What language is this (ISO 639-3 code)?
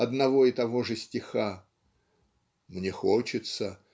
rus